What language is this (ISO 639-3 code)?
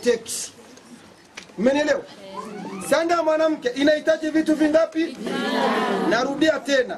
swa